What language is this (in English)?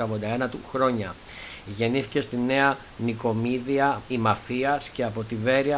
Greek